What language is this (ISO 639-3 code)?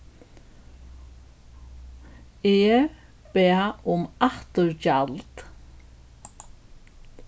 fao